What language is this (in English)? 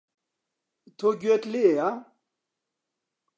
Central Kurdish